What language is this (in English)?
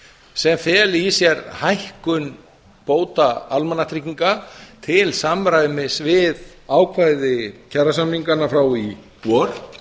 Icelandic